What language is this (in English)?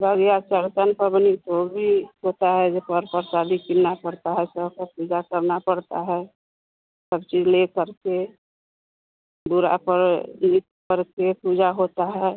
Hindi